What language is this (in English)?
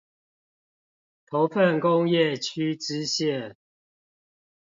Chinese